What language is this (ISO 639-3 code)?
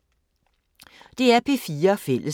dan